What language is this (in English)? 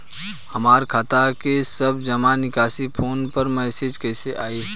Bhojpuri